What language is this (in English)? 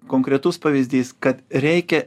Lithuanian